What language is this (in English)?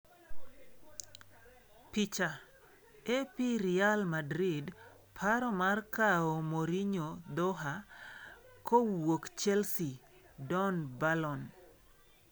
Luo (Kenya and Tanzania)